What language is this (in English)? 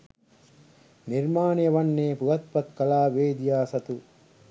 Sinhala